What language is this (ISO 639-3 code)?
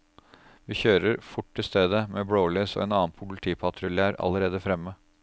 nor